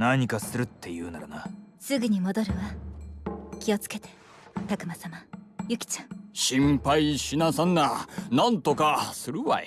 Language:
Japanese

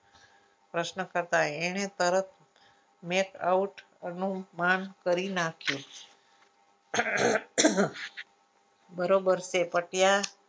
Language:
Gujarati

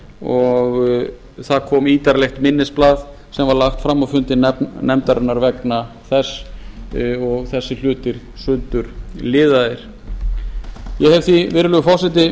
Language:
Icelandic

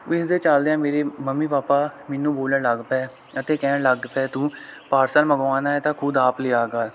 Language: Punjabi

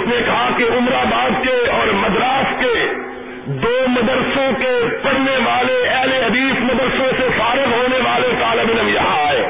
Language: Urdu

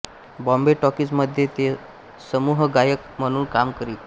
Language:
Marathi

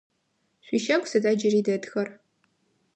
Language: Adyghe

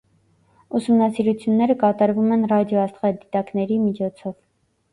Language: Armenian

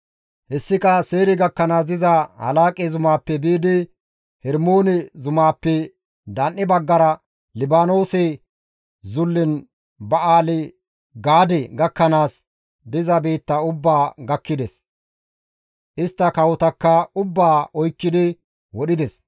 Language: Gamo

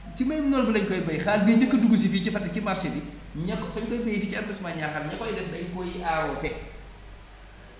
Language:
Wolof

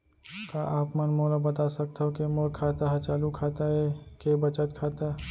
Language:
Chhattisgarhi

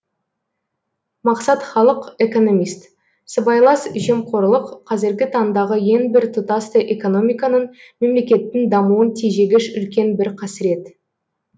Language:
Kazakh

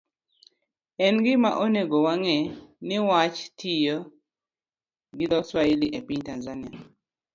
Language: Luo (Kenya and Tanzania)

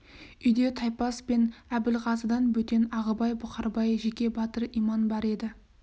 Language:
Kazakh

